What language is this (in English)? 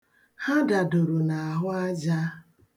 Igbo